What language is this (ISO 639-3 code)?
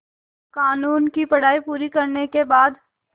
hin